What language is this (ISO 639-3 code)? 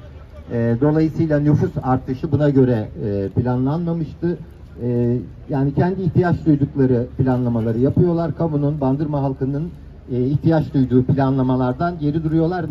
tur